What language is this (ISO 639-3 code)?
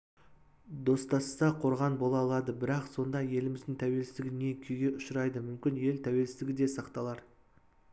kaz